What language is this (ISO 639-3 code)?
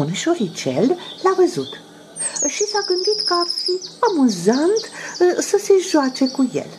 ron